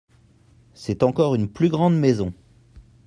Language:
French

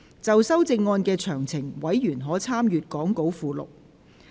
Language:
Cantonese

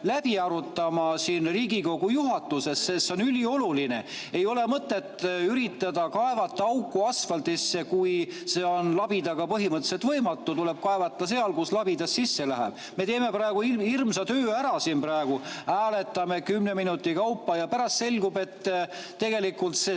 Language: Estonian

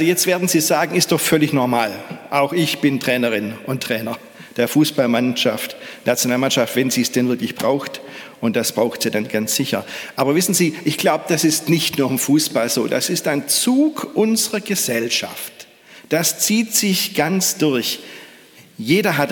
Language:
German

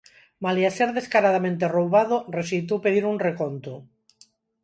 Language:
Galician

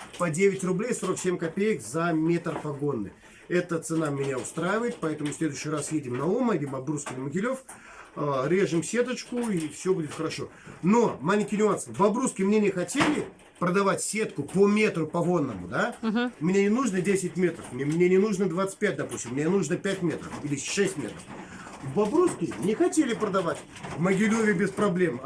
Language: Russian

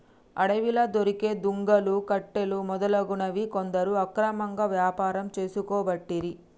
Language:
Telugu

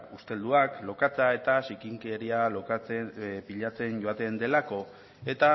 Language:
Basque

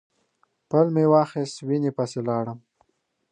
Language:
Pashto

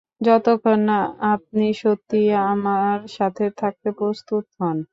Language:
Bangla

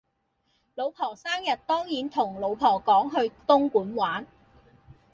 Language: Cantonese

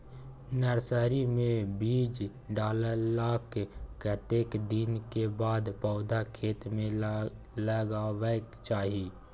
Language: Maithili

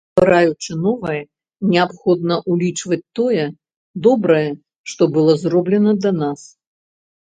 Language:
Belarusian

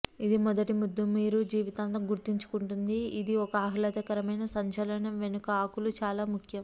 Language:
Telugu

